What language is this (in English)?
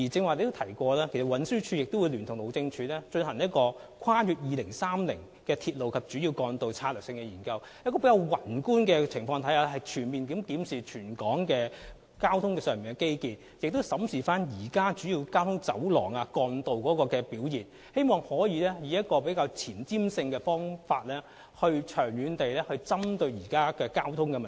Cantonese